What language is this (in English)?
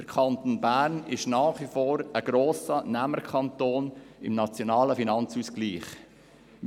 Swiss German